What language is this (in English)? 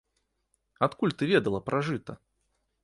Belarusian